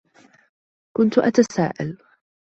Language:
Arabic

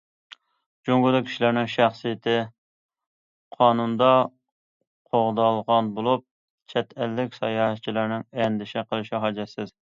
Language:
Uyghur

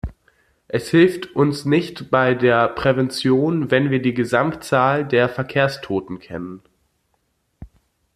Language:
German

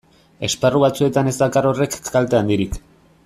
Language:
Basque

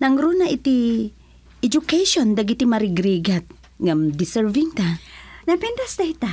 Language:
Filipino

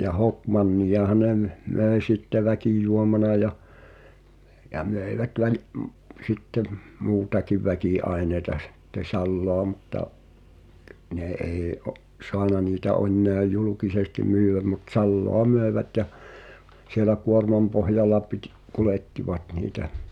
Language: Finnish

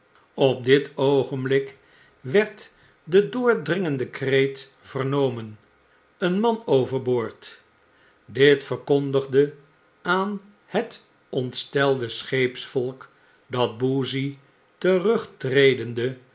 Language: Dutch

